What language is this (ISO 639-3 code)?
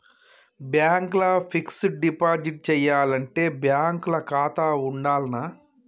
tel